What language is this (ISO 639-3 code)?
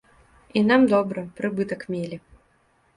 bel